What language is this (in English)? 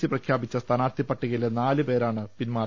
Malayalam